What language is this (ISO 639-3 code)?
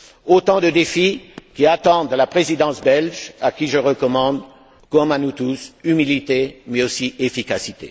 fra